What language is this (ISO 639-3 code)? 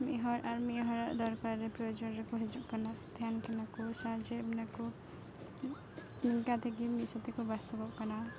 sat